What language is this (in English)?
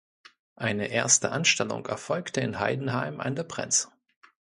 German